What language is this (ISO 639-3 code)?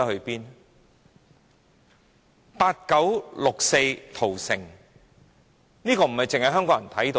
yue